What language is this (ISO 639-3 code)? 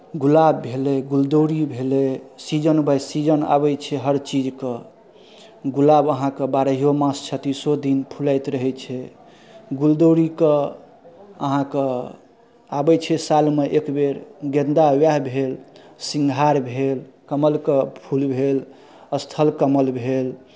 mai